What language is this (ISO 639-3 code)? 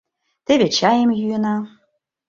chm